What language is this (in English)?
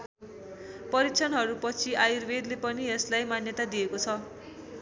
Nepali